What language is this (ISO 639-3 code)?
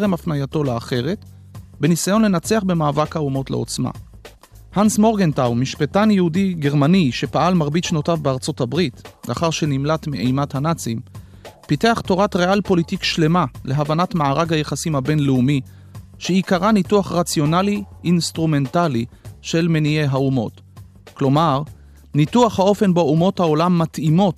heb